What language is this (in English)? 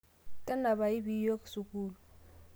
Masai